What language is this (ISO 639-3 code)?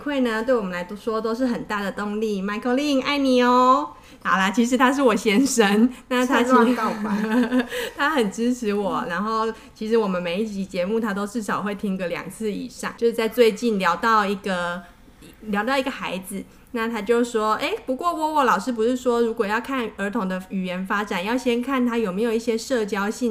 zho